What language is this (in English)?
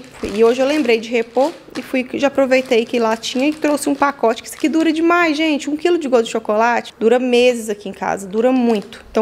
Portuguese